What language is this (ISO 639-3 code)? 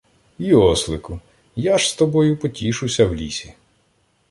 ukr